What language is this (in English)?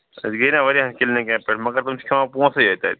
Kashmiri